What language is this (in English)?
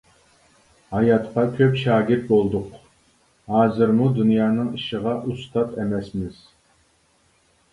Uyghur